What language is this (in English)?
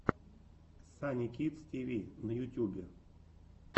Russian